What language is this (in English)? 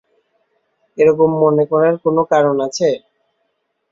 Bangla